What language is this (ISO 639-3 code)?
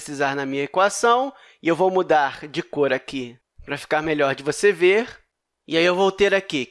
por